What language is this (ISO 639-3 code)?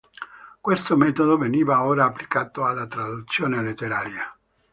ita